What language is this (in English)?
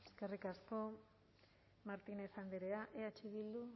Basque